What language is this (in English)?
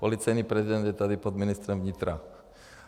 Czech